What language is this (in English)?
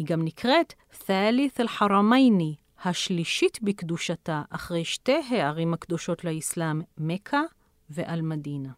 Hebrew